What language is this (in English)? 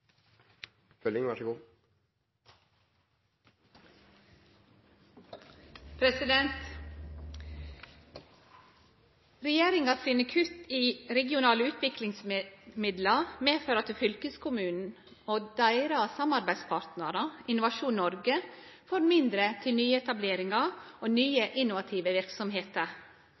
Norwegian Nynorsk